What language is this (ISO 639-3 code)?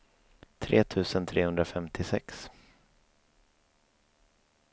swe